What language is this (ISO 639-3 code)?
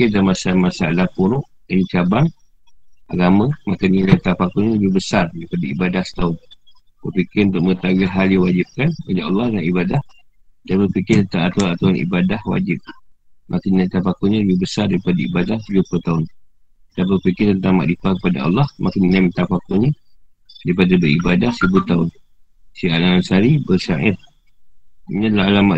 msa